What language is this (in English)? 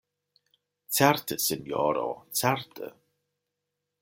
Esperanto